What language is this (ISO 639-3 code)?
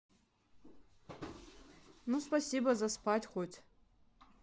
rus